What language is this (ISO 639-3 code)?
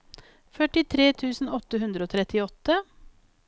nor